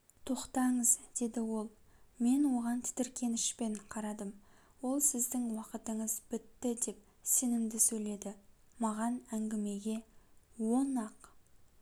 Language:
Kazakh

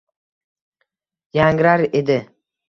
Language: Uzbek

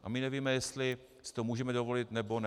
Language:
Czech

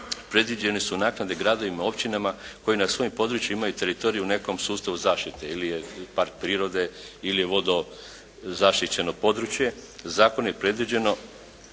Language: Croatian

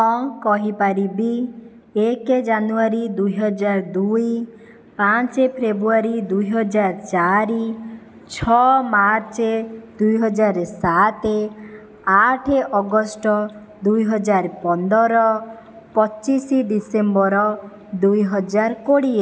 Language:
Odia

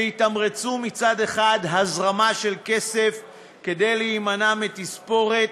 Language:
Hebrew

